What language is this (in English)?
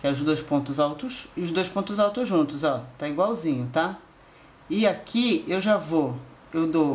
Portuguese